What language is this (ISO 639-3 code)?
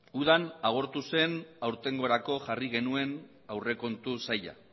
eus